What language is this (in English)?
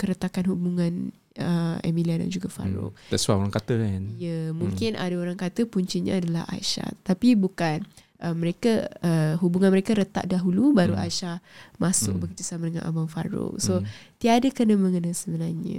Malay